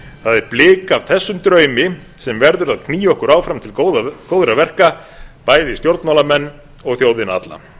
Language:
Icelandic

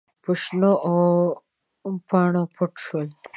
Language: Pashto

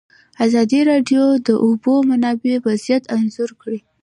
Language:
Pashto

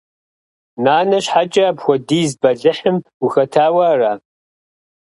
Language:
Kabardian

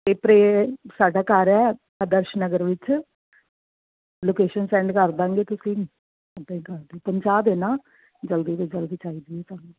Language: Punjabi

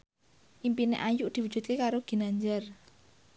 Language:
Javanese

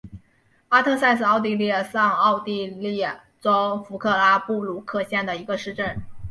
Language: Chinese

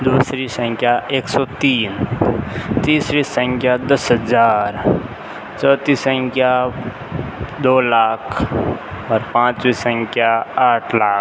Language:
Hindi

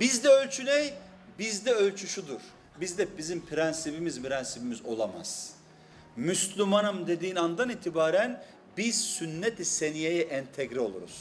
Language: Turkish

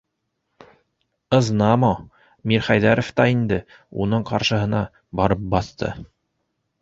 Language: Bashkir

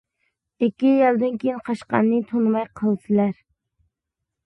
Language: Uyghur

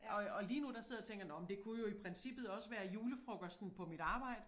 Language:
Danish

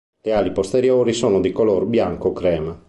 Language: Italian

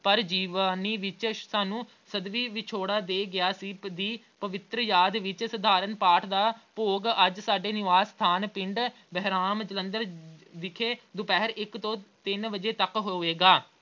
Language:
Punjabi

